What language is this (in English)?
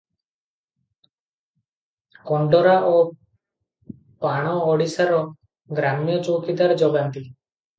Odia